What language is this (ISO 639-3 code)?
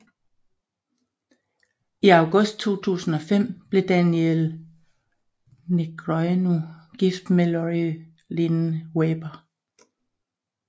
dan